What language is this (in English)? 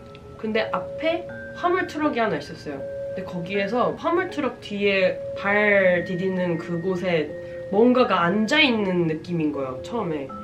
Korean